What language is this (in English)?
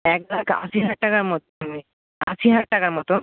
Bangla